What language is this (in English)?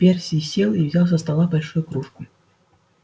Russian